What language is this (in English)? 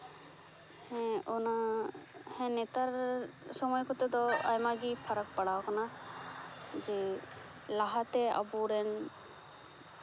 Santali